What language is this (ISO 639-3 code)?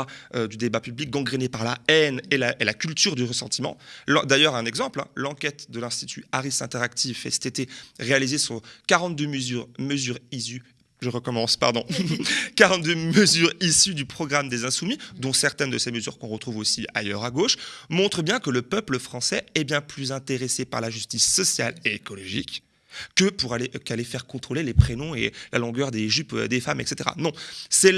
fra